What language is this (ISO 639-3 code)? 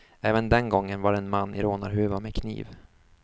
swe